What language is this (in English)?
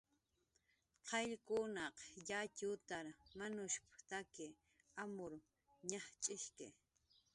Jaqaru